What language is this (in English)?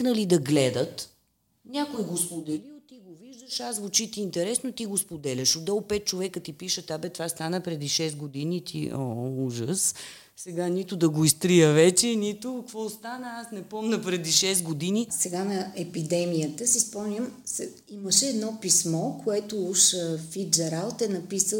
Bulgarian